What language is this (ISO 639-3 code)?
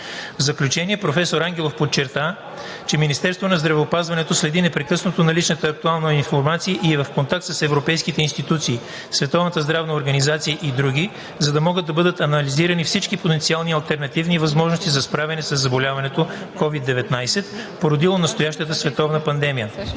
bul